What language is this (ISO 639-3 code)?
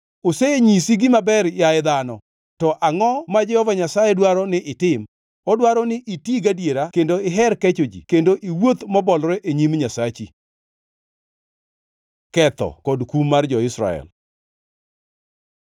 luo